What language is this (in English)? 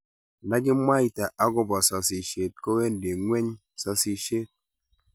Kalenjin